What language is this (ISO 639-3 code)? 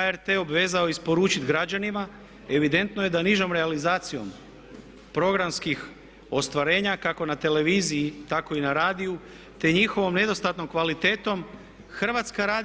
hrv